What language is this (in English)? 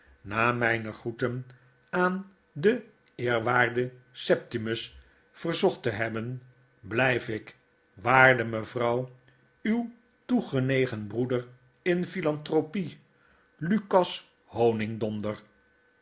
Dutch